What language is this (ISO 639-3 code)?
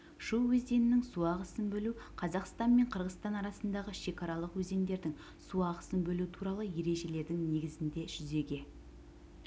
kaz